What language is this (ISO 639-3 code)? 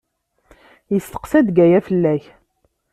kab